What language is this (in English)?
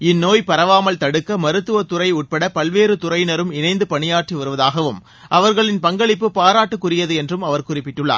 Tamil